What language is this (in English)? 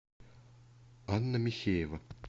Russian